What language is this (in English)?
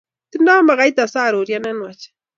Kalenjin